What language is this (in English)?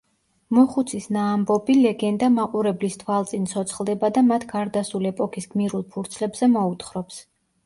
Georgian